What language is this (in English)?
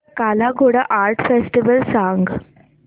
Marathi